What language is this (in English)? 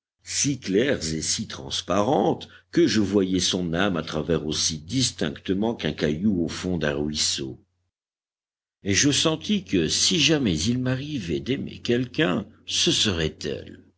French